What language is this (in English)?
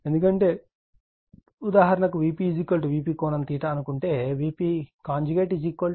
Telugu